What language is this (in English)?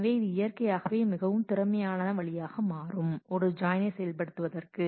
Tamil